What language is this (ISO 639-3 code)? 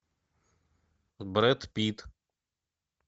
rus